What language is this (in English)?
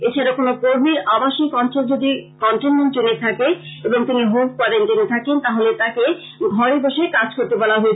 Bangla